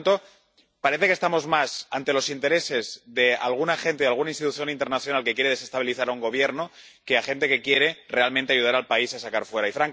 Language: Spanish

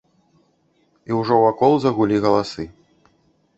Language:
Belarusian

